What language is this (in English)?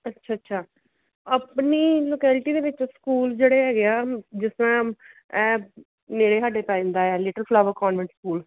Punjabi